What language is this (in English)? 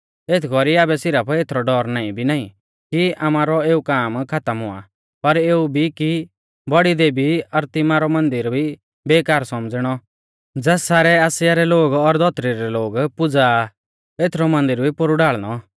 Mahasu Pahari